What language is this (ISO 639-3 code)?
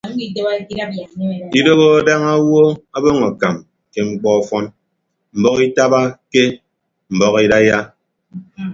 ibb